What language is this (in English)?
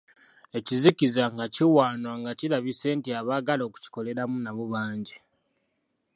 Ganda